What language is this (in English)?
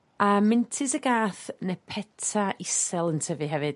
Welsh